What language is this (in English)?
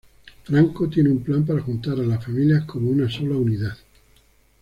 Spanish